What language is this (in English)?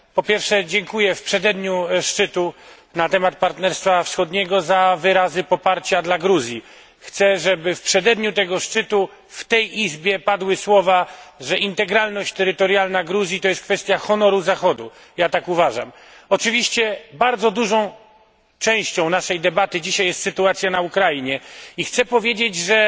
Polish